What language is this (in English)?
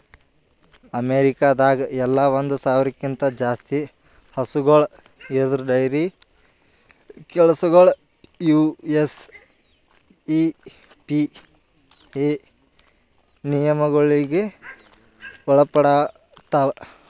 Kannada